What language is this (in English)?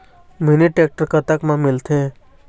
Chhattisgarhi